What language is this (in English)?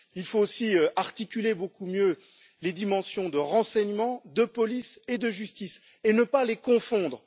French